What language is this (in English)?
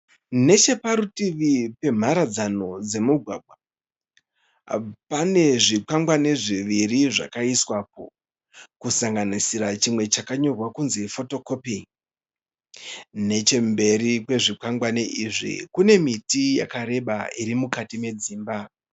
Shona